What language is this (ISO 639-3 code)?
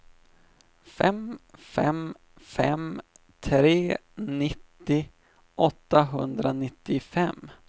swe